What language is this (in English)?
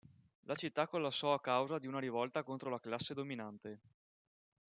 Italian